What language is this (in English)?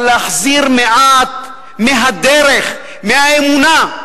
Hebrew